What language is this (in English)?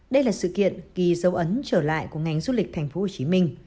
Vietnamese